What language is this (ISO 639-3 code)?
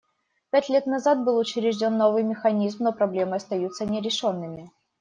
rus